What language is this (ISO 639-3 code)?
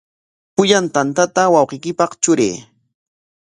qwa